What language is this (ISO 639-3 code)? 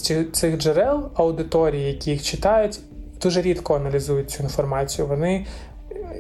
ukr